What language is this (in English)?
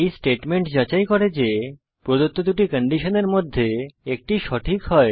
Bangla